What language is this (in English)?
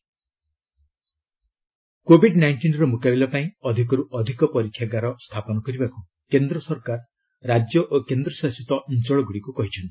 Odia